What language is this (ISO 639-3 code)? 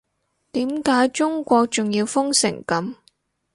yue